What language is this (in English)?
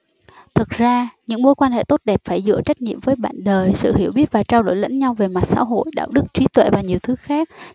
Vietnamese